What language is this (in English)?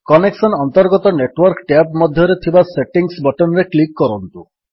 Odia